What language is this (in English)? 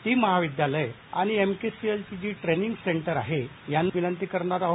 Marathi